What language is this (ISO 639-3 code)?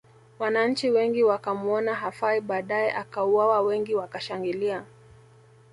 swa